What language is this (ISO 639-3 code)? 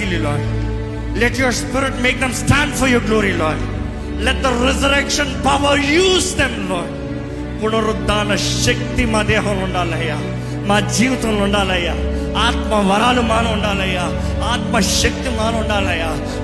tel